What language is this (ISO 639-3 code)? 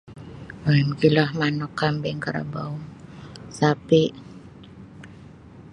bsy